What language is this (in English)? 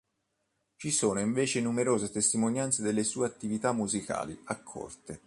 Italian